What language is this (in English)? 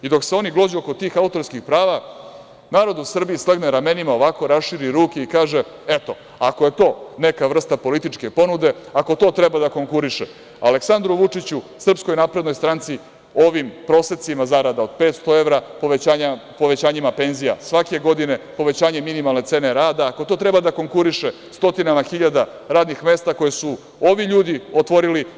Serbian